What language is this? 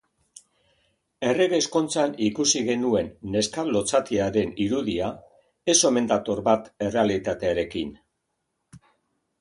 Basque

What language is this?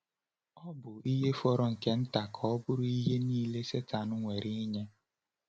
Igbo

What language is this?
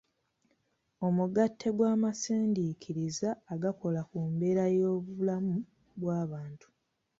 Ganda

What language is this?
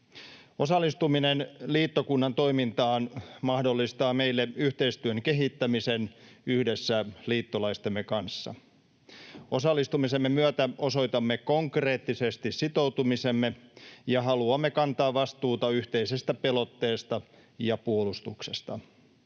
Finnish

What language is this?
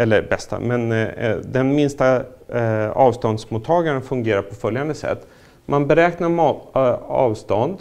Swedish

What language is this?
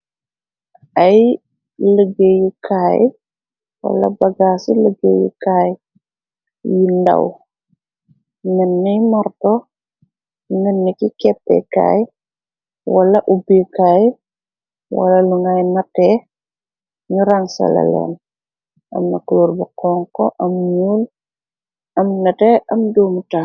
Wolof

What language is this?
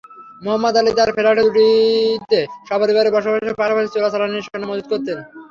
Bangla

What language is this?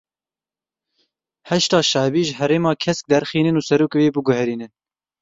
Kurdish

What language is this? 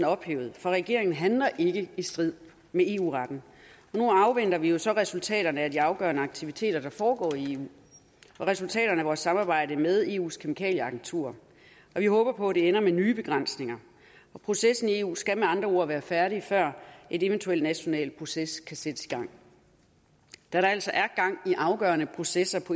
Danish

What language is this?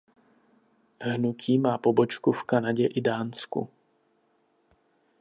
Czech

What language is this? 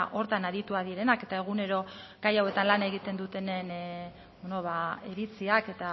Basque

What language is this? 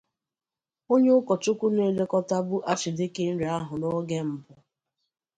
Igbo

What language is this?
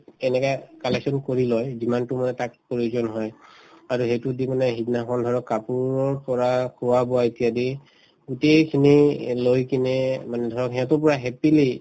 Assamese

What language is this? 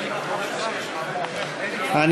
Hebrew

